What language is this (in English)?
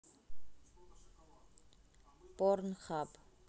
Russian